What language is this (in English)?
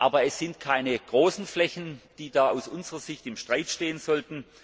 German